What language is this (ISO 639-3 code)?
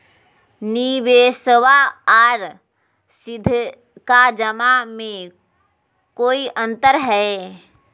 mag